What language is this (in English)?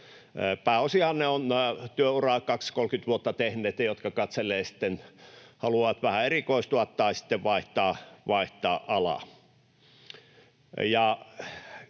Finnish